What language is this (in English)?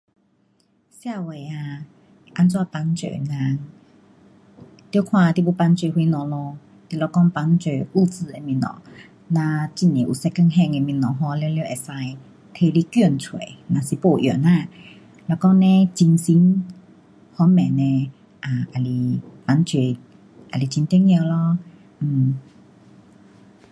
Pu-Xian Chinese